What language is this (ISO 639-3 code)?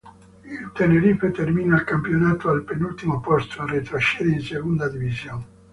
ita